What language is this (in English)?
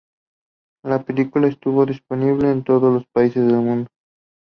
Spanish